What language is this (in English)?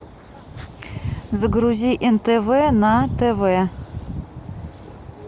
Russian